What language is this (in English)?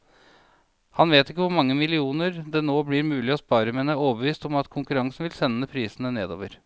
Norwegian